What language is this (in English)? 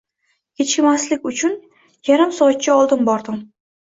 Uzbek